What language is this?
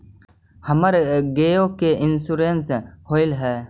Magahi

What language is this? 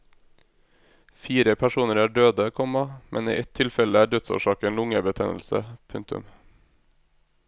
Norwegian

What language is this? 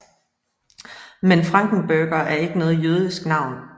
Danish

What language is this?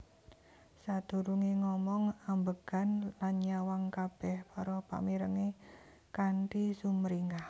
Javanese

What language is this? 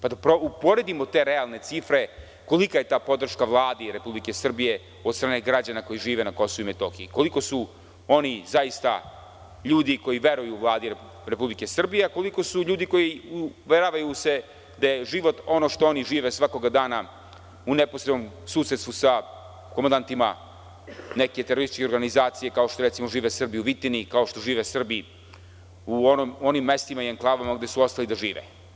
Serbian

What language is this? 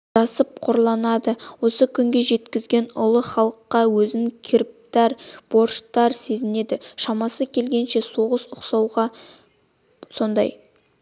Kazakh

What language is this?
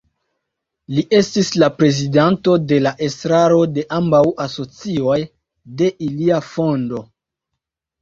Esperanto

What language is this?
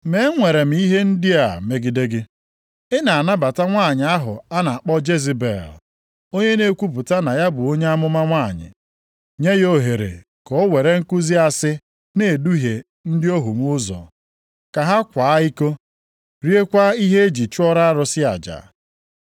Igbo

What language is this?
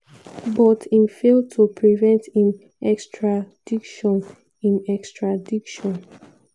Nigerian Pidgin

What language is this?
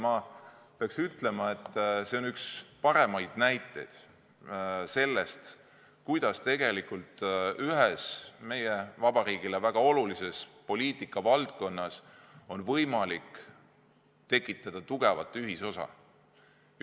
Estonian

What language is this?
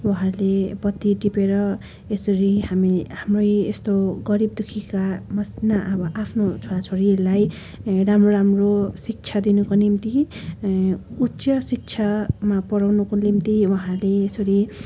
Nepali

